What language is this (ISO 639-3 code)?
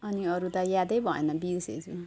nep